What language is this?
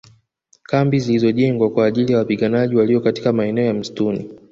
Swahili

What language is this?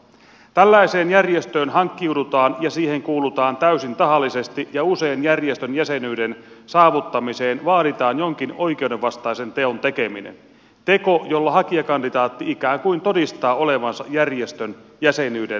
Finnish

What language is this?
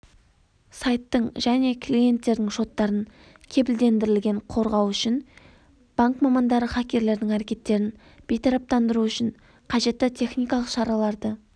Kazakh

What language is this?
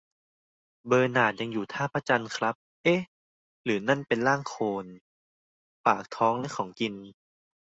Thai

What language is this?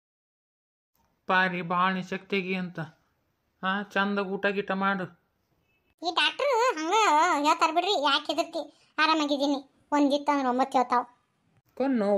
Indonesian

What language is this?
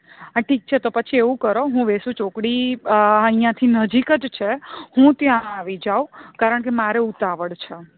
Gujarati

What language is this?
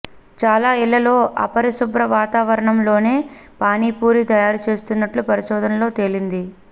Telugu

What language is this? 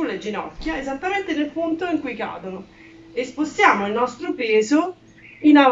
Italian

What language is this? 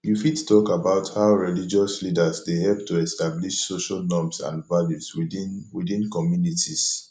Nigerian Pidgin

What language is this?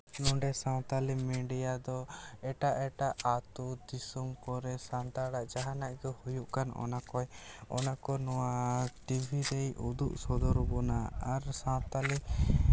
Santali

